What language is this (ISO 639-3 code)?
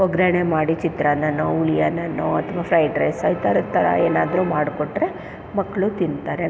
kan